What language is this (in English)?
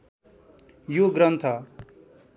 Nepali